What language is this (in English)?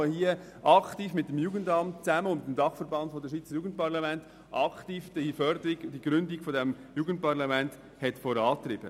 Swiss German